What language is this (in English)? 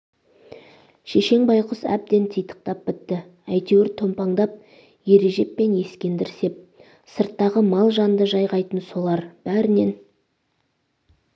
Kazakh